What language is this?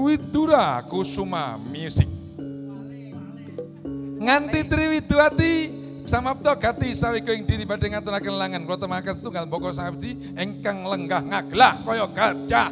Indonesian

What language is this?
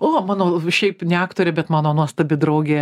Lithuanian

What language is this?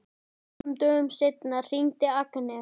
Icelandic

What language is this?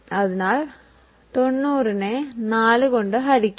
Malayalam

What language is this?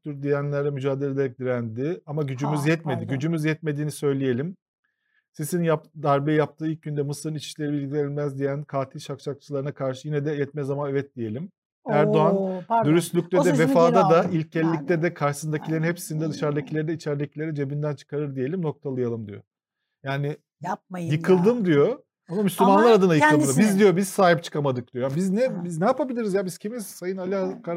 Turkish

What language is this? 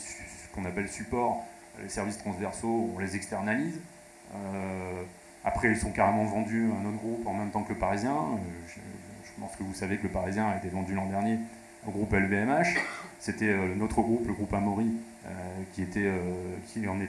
French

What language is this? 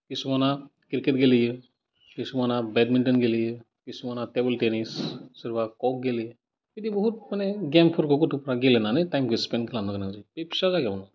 Bodo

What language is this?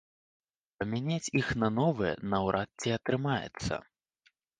Belarusian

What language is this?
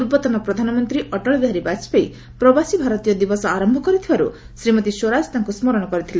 Odia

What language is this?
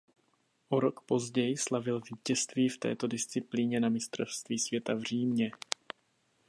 Czech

